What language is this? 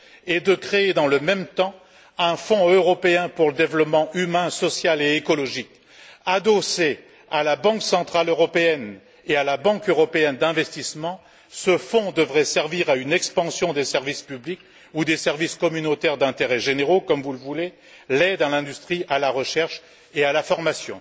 French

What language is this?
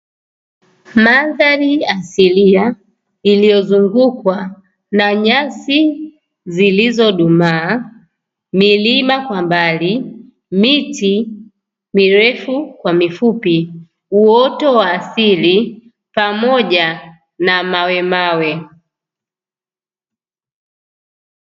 Swahili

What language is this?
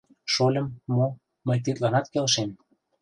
Mari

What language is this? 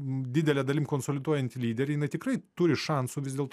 Lithuanian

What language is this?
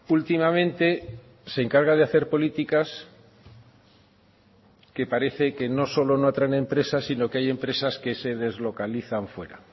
Spanish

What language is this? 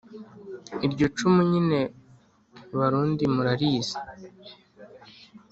Kinyarwanda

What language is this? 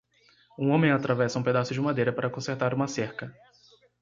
Portuguese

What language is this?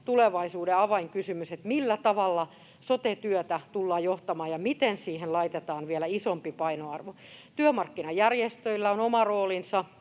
Finnish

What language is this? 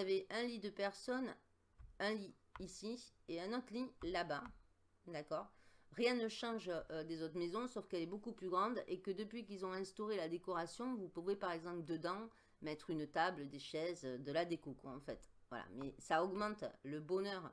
French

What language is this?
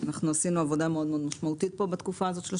Hebrew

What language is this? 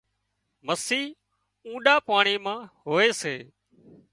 Wadiyara Koli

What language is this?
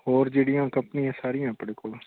Punjabi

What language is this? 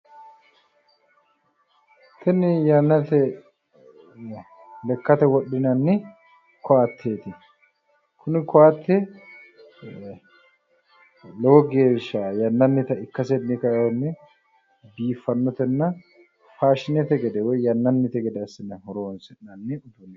Sidamo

